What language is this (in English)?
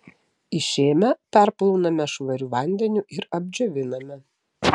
Lithuanian